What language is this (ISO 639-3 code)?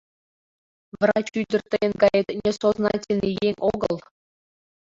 chm